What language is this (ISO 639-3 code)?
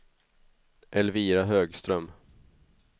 swe